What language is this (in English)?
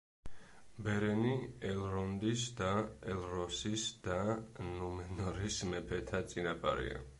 Georgian